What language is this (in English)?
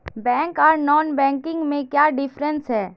Magahi